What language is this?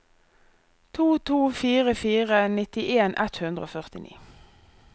Norwegian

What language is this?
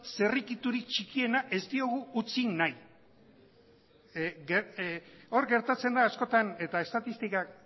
Basque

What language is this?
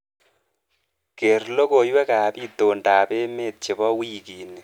Kalenjin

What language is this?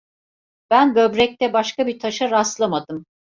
Turkish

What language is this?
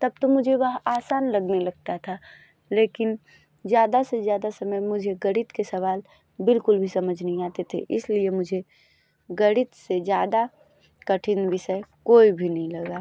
Hindi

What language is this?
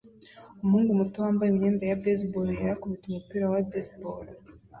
Kinyarwanda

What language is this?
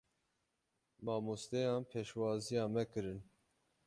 Kurdish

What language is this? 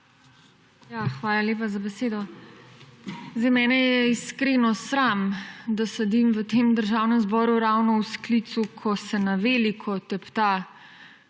Slovenian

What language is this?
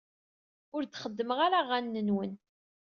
Kabyle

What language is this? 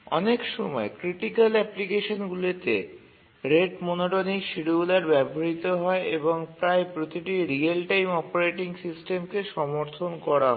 Bangla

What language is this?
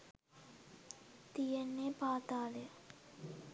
Sinhala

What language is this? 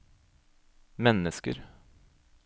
Norwegian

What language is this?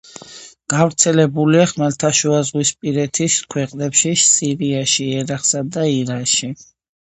Georgian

